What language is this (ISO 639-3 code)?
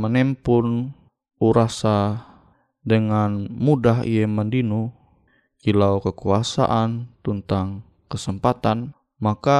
ind